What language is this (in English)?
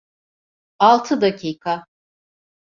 Turkish